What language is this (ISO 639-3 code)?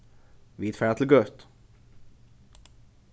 fao